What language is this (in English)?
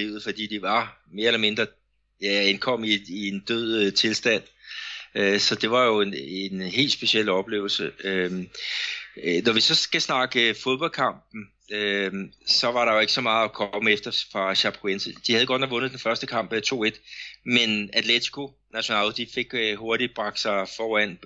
Danish